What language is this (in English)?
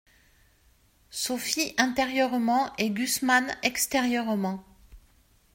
French